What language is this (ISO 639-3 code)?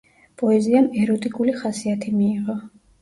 kat